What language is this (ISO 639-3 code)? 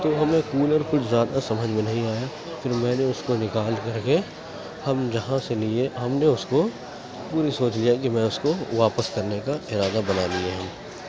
urd